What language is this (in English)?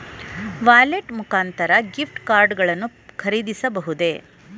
Kannada